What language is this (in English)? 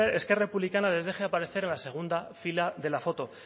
Spanish